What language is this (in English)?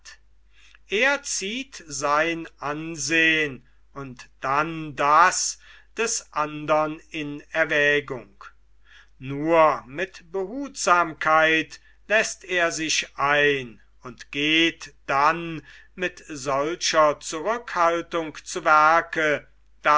German